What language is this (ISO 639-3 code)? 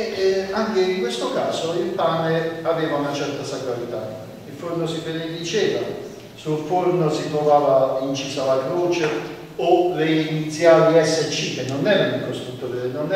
ita